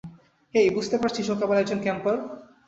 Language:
Bangla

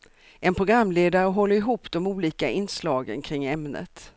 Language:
Swedish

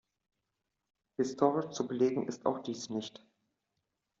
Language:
German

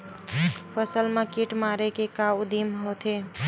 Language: Chhattisgarhi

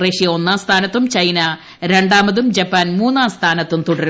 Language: Malayalam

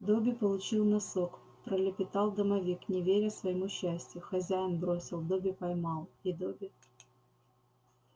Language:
Russian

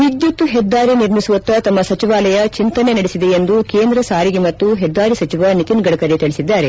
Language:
Kannada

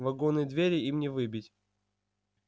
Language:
Russian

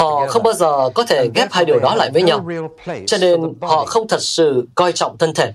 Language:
Vietnamese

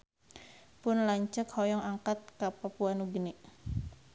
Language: Sundanese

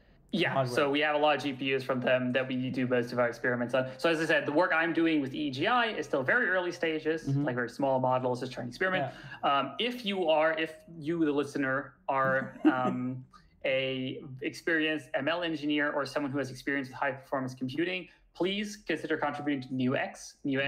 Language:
English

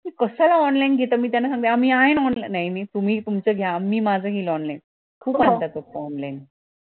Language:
Marathi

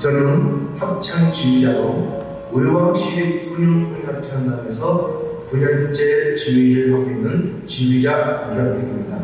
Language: Korean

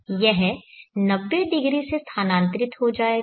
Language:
Hindi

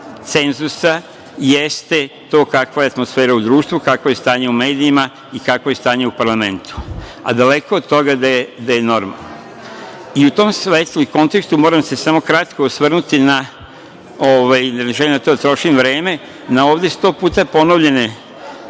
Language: Serbian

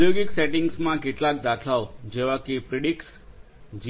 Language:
Gujarati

